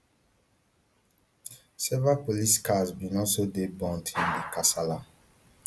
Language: Nigerian Pidgin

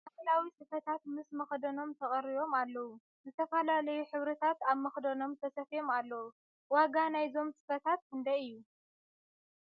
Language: Tigrinya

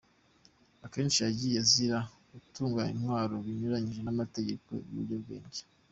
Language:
Kinyarwanda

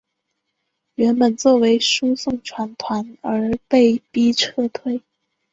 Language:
Chinese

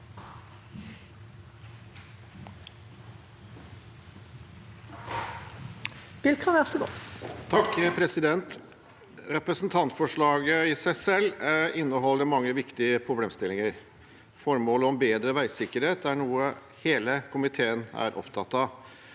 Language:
Norwegian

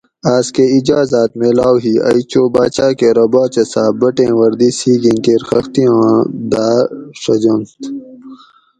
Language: Gawri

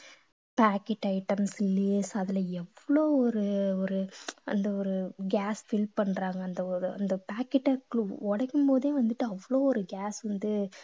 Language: Tamil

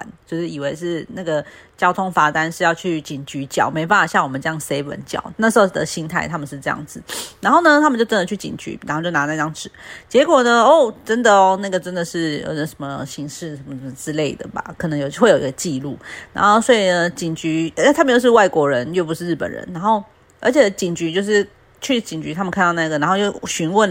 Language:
Chinese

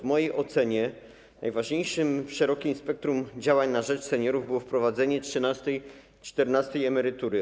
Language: Polish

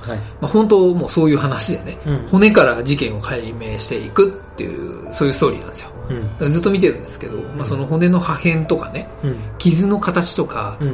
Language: Japanese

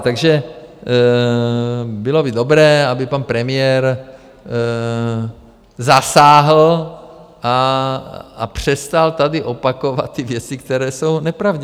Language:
Czech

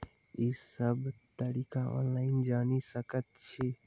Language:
Maithili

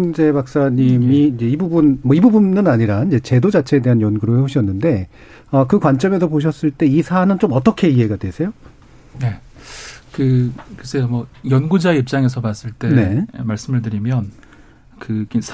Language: Korean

